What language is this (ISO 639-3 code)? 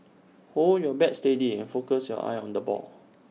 eng